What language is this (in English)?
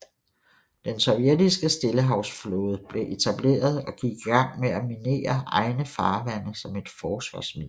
Danish